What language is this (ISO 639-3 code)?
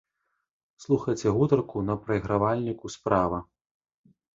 bel